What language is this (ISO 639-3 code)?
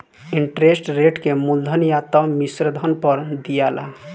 bho